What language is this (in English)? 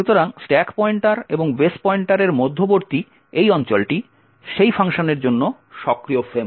Bangla